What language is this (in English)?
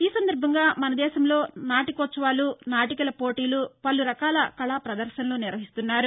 Telugu